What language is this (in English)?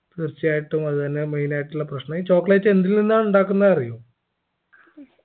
Malayalam